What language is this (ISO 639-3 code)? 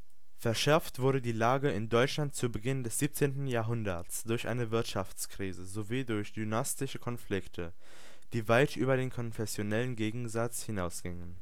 deu